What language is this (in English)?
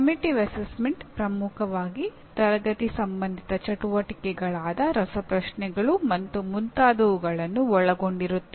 Kannada